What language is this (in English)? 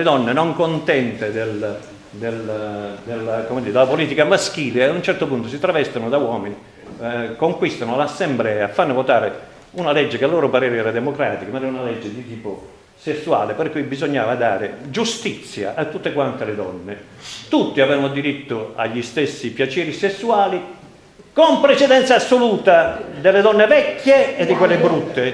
Italian